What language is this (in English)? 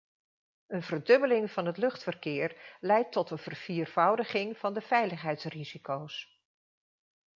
Dutch